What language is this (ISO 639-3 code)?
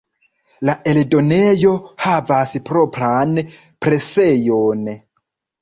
epo